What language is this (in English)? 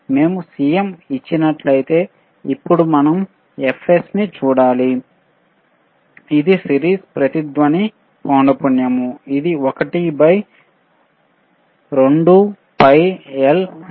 Telugu